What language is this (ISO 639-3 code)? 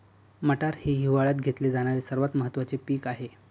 mar